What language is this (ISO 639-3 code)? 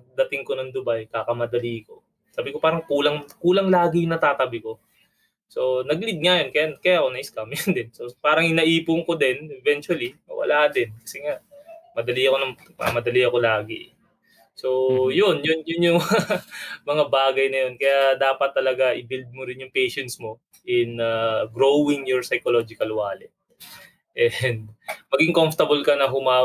fil